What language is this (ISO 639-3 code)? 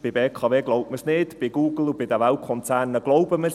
gsw